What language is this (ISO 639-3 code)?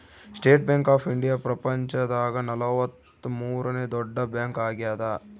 kan